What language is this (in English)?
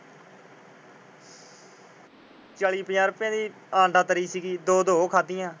Punjabi